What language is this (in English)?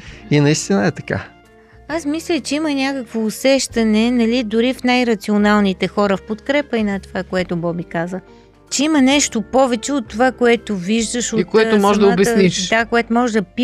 Bulgarian